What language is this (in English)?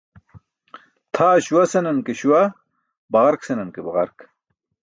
Burushaski